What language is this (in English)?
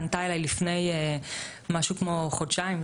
Hebrew